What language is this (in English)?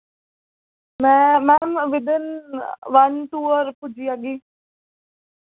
Dogri